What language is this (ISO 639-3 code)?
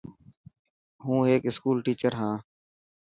mki